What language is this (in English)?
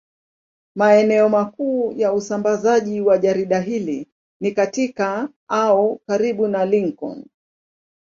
Swahili